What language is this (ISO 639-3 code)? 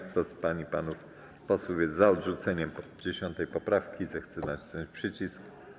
pol